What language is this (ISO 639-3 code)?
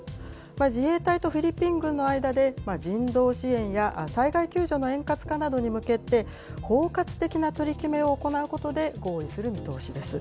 jpn